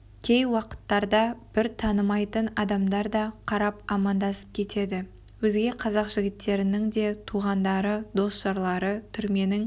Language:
Kazakh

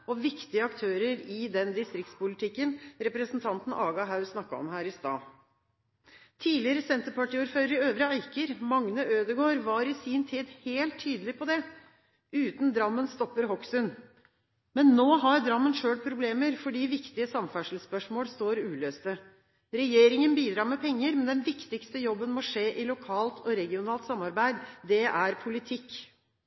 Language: Norwegian Bokmål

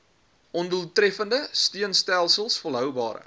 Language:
Afrikaans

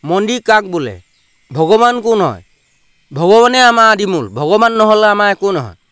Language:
Assamese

